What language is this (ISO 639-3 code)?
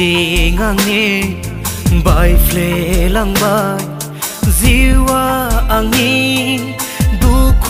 tha